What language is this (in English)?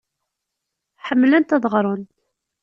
Kabyle